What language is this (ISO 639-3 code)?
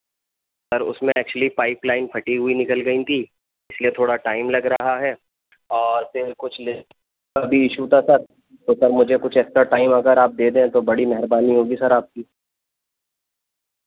urd